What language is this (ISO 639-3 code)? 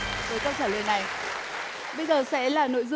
vie